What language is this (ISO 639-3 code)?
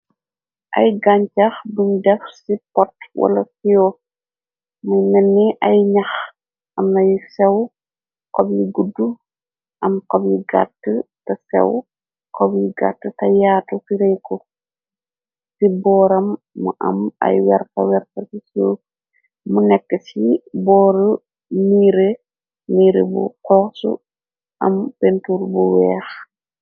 wol